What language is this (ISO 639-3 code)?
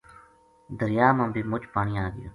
gju